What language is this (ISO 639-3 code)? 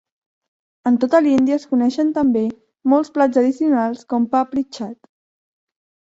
cat